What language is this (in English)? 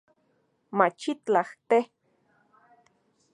Central Puebla Nahuatl